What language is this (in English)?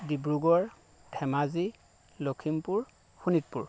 Assamese